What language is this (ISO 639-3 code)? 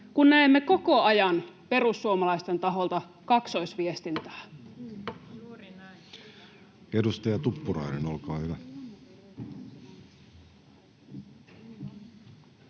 fin